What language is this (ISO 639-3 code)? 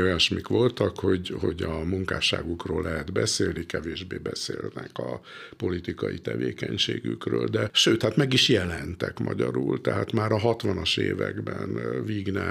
hun